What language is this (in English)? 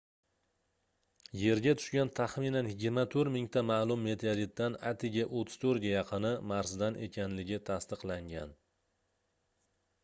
Uzbek